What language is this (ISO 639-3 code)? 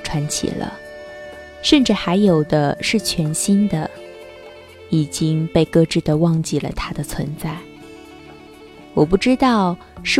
zho